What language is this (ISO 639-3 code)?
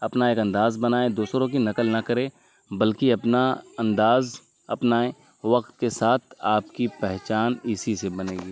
urd